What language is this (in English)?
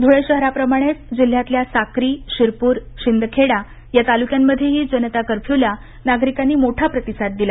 Marathi